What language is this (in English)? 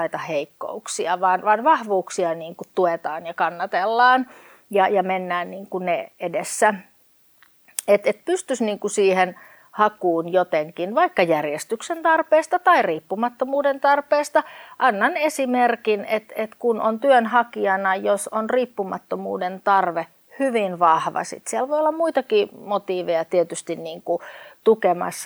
Finnish